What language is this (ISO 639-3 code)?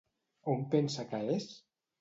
cat